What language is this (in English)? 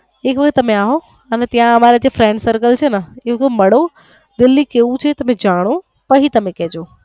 Gujarati